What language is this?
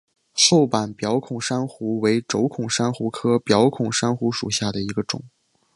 Chinese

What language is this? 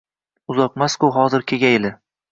Uzbek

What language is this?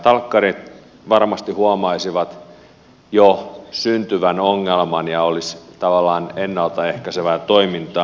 Finnish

